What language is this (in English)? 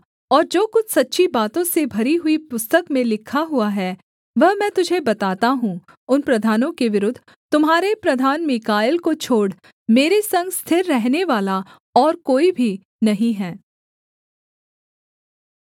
Hindi